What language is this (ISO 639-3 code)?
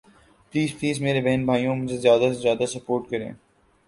urd